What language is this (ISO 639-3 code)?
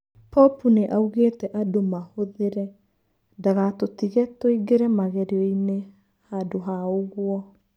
kik